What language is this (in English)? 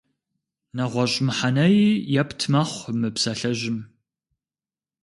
Kabardian